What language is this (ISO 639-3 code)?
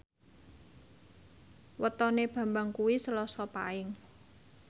jav